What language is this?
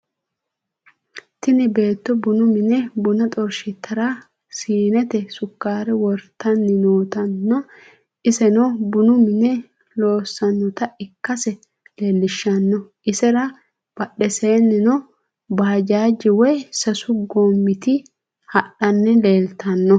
Sidamo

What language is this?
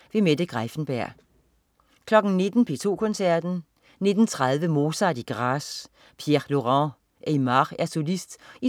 Danish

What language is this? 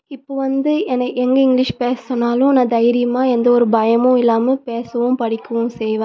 Tamil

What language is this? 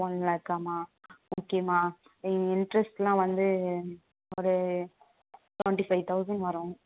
Tamil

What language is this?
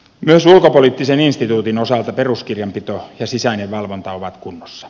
Finnish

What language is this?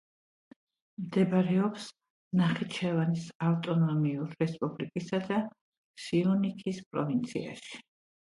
Georgian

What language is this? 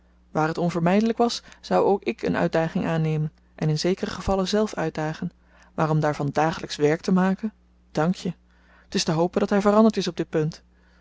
Dutch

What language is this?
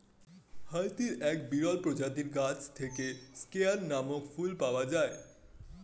Bangla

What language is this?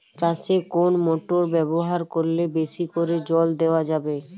Bangla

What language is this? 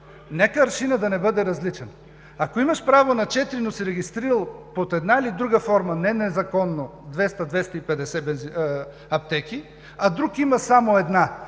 Bulgarian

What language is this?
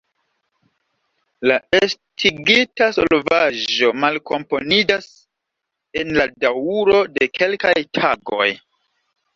Esperanto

